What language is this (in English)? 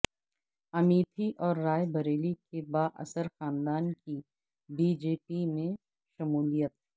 Urdu